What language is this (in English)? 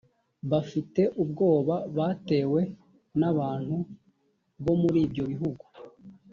Kinyarwanda